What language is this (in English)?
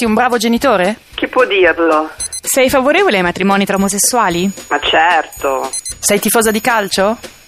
Italian